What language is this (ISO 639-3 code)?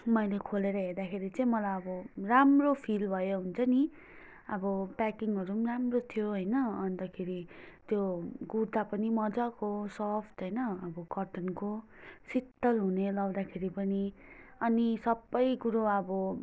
nep